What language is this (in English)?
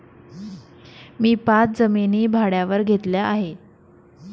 Marathi